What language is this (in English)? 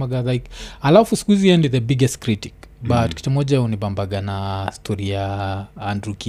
Swahili